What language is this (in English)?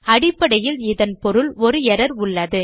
Tamil